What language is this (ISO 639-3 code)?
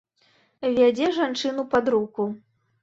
bel